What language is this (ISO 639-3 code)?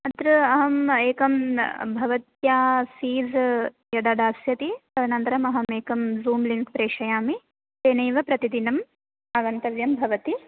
san